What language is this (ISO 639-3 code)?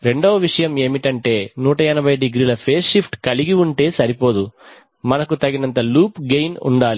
tel